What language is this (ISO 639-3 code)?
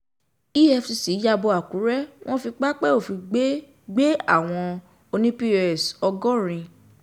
yor